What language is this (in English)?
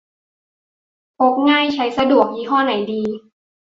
Thai